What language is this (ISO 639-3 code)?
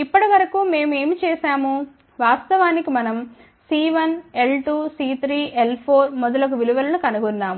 tel